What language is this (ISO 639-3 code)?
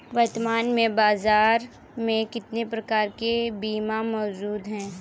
hin